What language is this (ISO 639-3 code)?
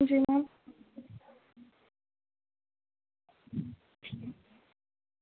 doi